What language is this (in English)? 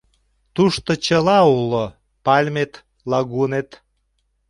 Mari